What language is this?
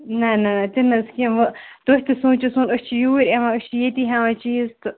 Kashmiri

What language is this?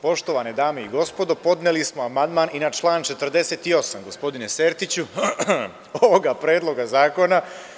Serbian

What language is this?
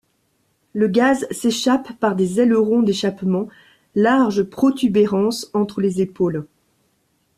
French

